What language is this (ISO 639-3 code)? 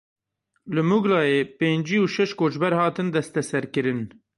kur